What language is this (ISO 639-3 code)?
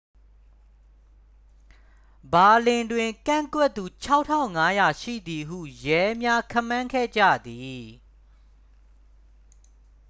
mya